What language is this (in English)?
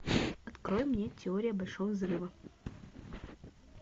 Russian